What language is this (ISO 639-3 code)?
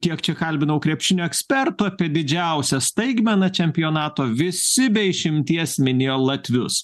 lit